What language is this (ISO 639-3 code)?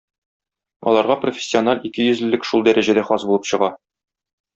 tat